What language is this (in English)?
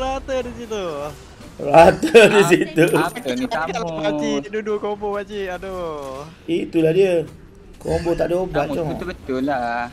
Malay